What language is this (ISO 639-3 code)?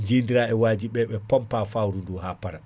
ful